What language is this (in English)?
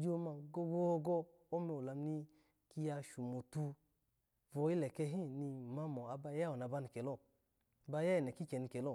Alago